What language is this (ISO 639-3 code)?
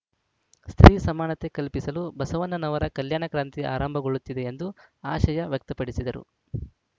kan